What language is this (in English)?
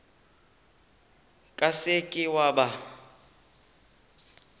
Northern Sotho